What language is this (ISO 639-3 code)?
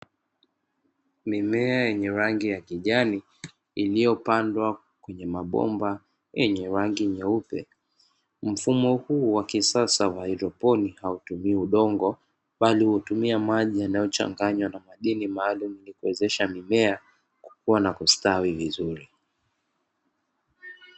swa